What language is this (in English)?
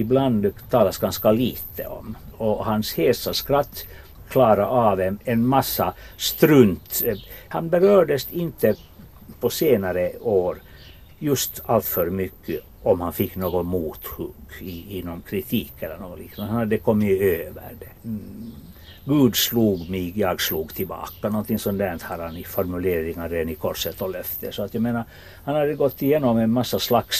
Swedish